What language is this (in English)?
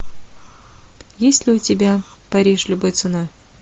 Russian